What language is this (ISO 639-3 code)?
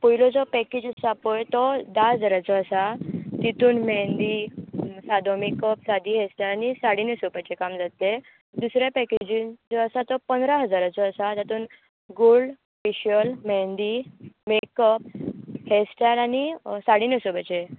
kok